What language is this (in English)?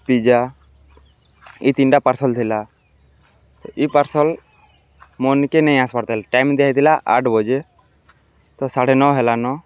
Odia